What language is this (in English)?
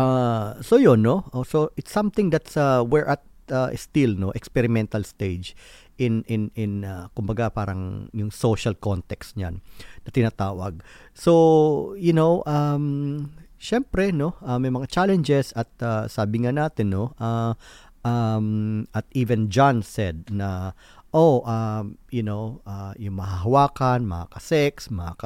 Filipino